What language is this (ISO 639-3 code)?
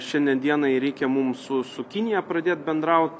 lit